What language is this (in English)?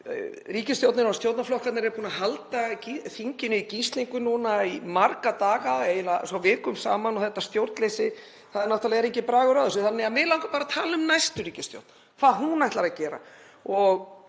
Icelandic